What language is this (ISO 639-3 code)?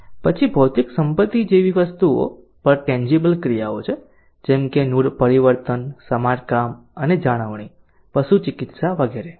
guj